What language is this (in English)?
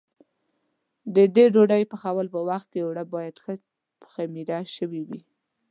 Pashto